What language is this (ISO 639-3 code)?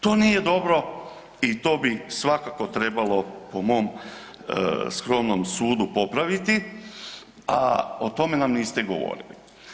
hrv